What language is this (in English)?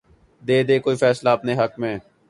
Urdu